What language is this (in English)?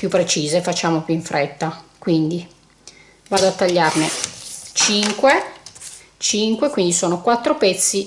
Italian